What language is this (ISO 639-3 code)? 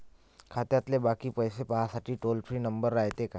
mar